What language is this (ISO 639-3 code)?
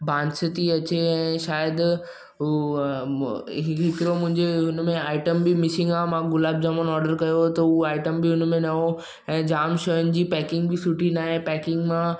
snd